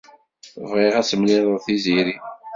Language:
Kabyle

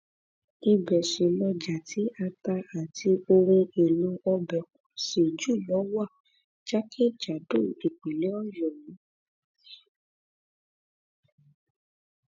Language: Yoruba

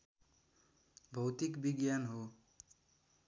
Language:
Nepali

